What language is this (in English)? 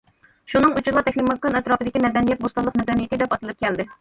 Uyghur